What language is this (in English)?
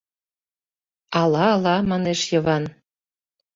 Mari